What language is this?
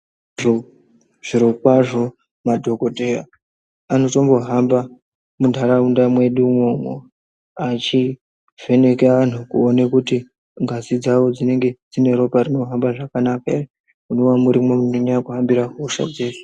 Ndau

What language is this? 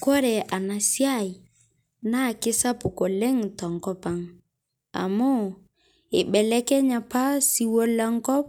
Masai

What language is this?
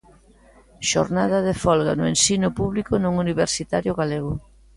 Galician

